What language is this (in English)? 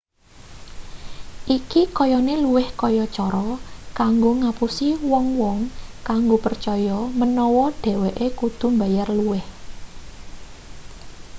Javanese